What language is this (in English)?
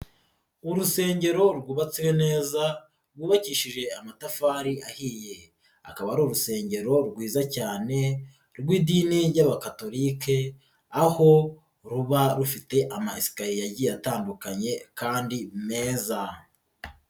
Kinyarwanda